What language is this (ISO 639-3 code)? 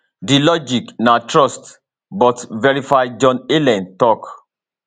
pcm